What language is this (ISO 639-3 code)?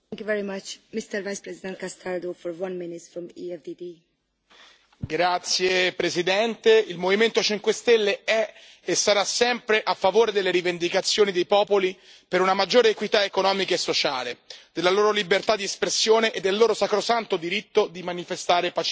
ita